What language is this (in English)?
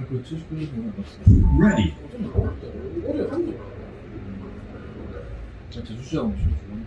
Korean